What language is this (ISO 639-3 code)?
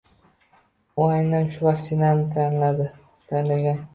uzb